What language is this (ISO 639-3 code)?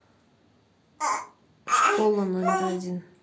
rus